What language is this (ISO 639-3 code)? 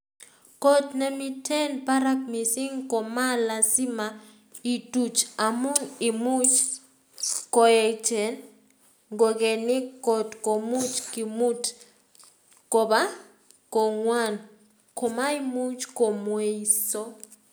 kln